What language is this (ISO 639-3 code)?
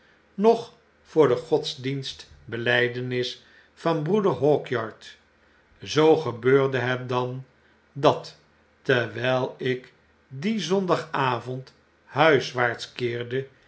nld